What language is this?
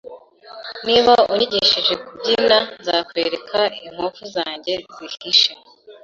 Kinyarwanda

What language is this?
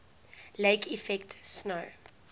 English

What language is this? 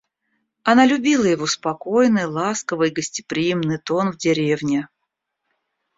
Russian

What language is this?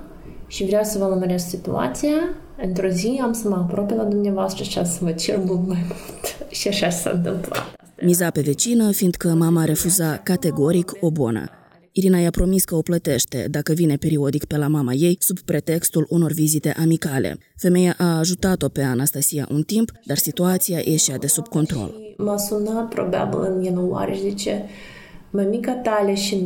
Romanian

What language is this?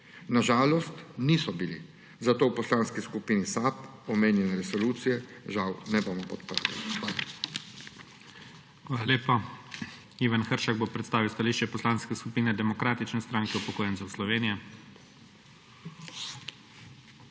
Slovenian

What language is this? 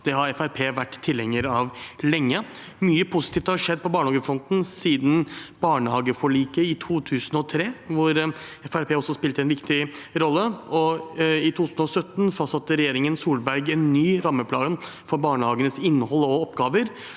Norwegian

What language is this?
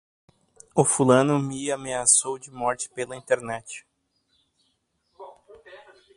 Portuguese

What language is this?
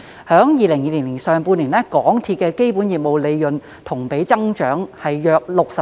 Cantonese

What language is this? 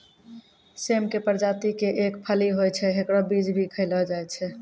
Maithili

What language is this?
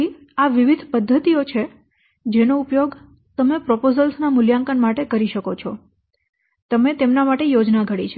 Gujarati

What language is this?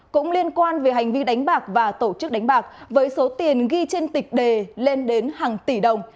Vietnamese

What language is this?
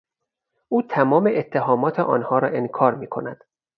Persian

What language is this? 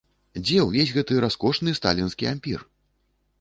Belarusian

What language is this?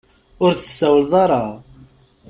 Kabyle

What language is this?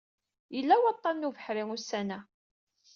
Kabyle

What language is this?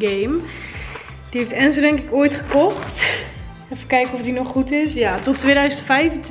Dutch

